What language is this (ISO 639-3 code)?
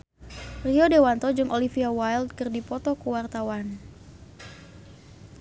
sun